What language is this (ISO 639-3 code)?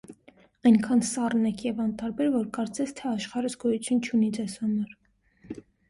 hye